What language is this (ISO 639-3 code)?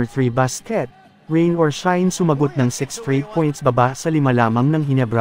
fil